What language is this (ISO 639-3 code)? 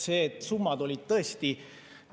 est